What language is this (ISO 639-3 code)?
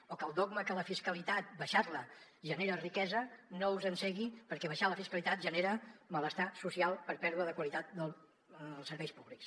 cat